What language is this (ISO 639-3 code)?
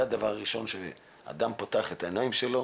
heb